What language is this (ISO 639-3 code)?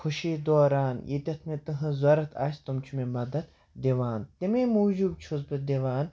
kas